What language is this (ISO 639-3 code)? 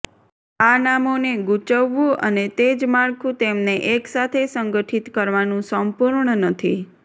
guj